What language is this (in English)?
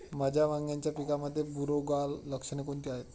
Marathi